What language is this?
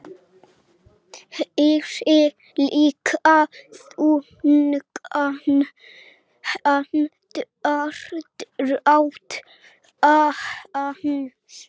Icelandic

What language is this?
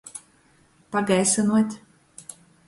Latgalian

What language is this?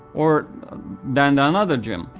English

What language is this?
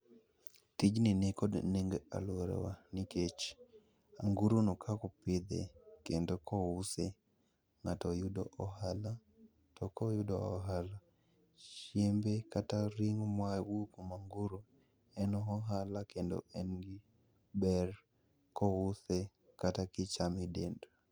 Luo (Kenya and Tanzania)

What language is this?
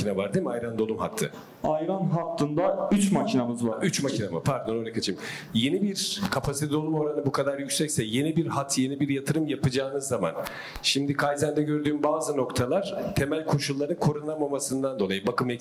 Turkish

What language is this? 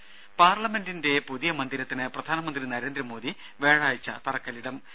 Malayalam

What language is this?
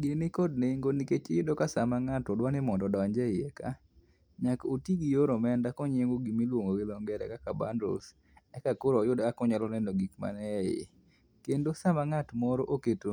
Luo (Kenya and Tanzania)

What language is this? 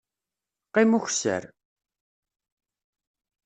Kabyle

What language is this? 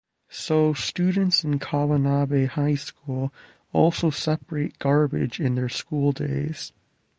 English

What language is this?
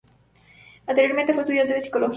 Spanish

